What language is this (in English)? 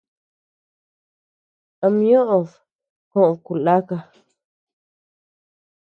Tepeuxila Cuicatec